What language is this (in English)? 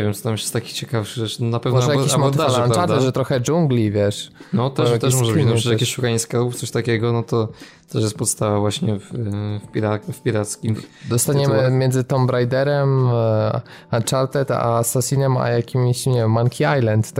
Polish